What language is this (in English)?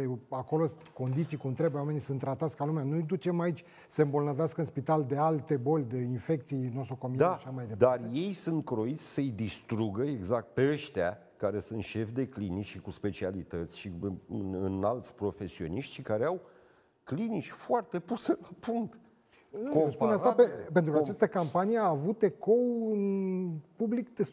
Romanian